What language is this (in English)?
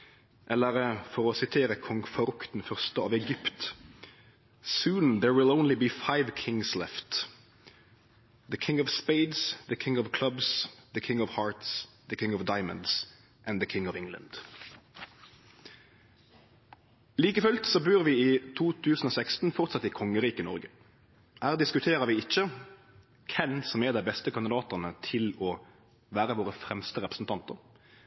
Norwegian Nynorsk